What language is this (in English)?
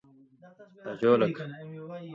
Indus Kohistani